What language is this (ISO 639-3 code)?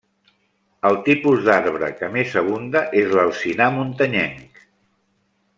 cat